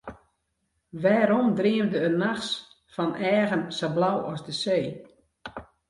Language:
Western Frisian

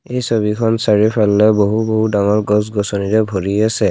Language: Assamese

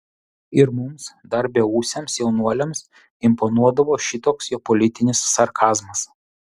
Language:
Lithuanian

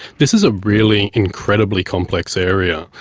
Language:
English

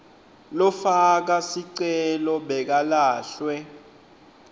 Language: Swati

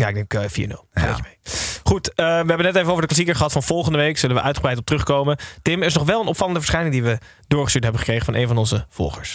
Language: Dutch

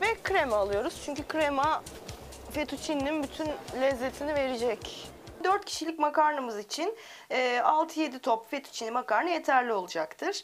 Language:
Turkish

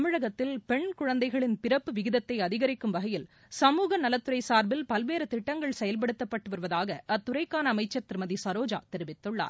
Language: Tamil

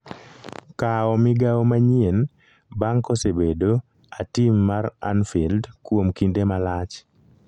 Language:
Luo (Kenya and Tanzania)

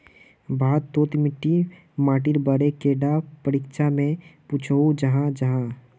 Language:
Magahi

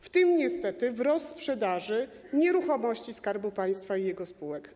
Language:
Polish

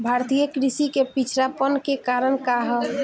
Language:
Bhojpuri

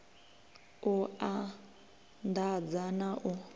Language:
Venda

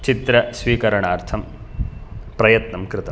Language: Sanskrit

